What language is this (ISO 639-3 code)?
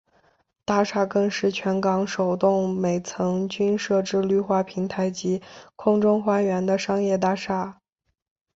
zho